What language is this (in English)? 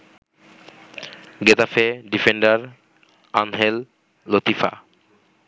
Bangla